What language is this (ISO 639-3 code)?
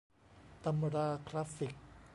tha